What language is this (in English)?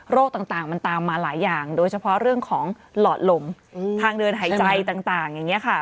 Thai